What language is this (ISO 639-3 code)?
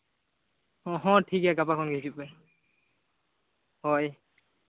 sat